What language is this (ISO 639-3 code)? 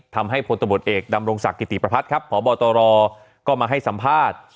tha